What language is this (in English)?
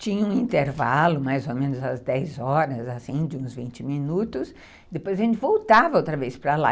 Portuguese